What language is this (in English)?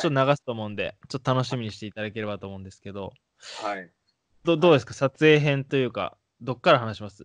Japanese